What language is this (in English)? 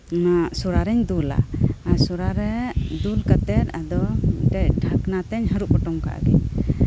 Santali